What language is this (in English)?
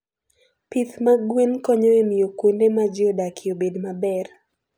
Luo (Kenya and Tanzania)